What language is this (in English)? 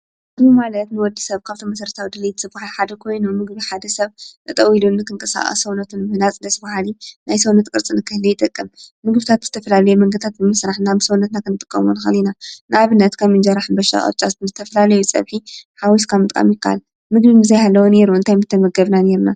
Tigrinya